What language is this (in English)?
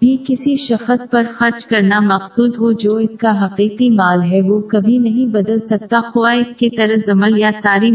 Urdu